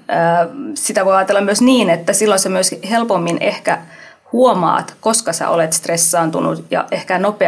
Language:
Finnish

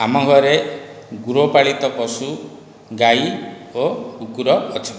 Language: Odia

